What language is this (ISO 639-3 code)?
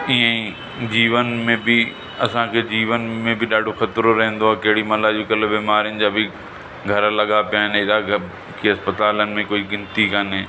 snd